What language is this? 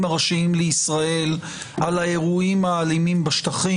Hebrew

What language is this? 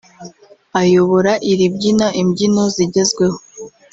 Kinyarwanda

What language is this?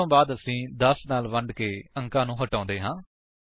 Punjabi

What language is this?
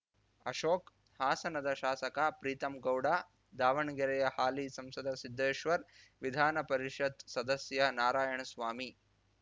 Kannada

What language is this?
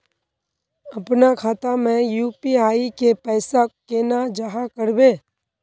Magahi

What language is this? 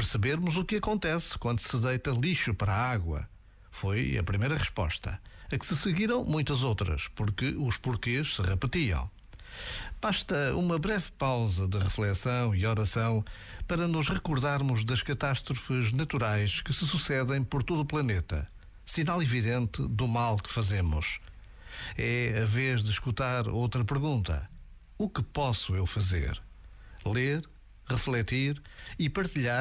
Portuguese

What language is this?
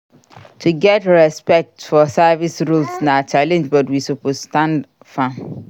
Nigerian Pidgin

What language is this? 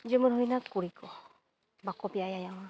Santali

